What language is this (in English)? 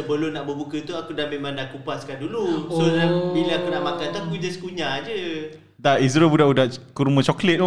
Malay